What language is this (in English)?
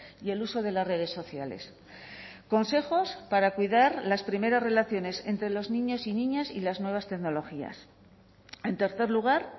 Spanish